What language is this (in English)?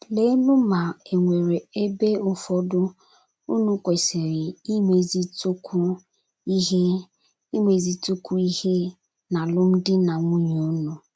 Igbo